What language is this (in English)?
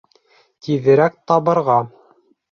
Bashkir